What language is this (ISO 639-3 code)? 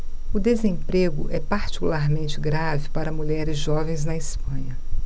por